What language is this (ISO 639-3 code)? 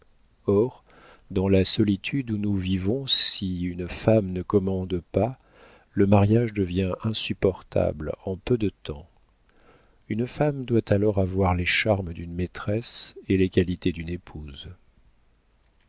fra